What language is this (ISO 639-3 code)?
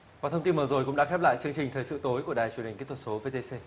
vie